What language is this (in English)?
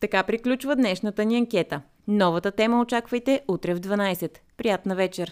Bulgarian